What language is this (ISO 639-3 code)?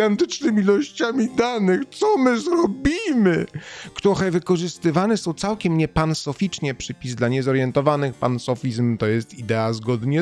pol